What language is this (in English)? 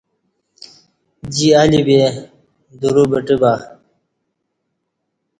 Kati